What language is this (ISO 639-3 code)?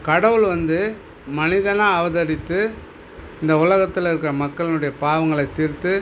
tam